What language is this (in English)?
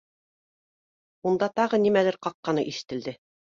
Bashkir